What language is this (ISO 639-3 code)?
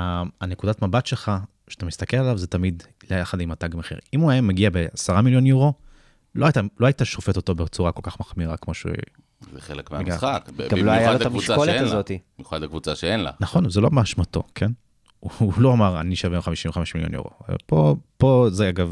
heb